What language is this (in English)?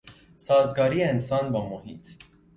Persian